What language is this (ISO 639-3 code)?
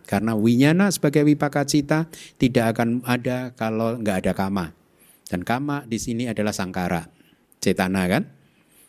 ind